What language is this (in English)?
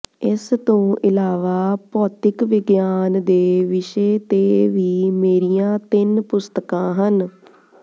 Punjabi